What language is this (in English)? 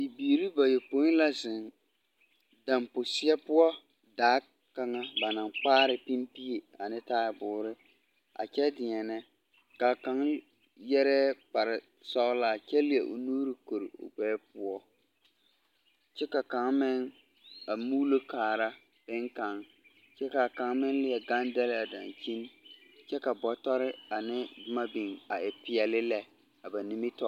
Southern Dagaare